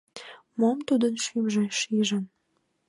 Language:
Mari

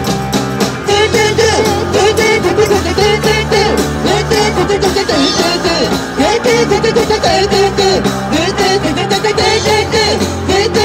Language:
Korean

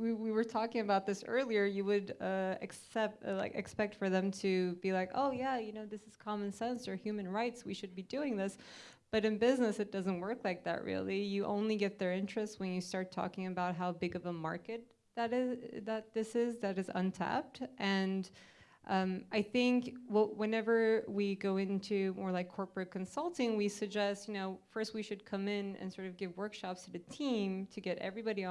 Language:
English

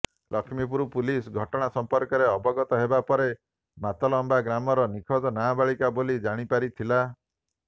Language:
Odia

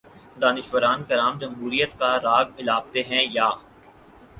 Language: Urdu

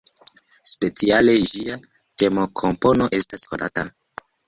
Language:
Esperanto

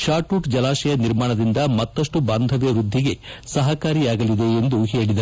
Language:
Kannada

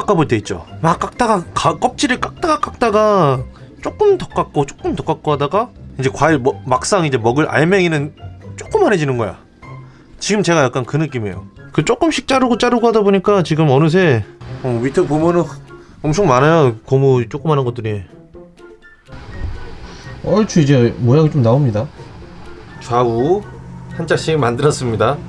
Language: Korean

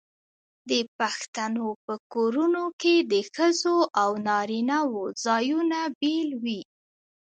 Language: Pashto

